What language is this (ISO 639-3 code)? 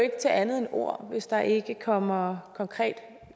dan